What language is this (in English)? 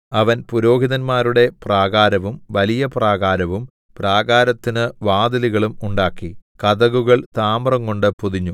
Malayalam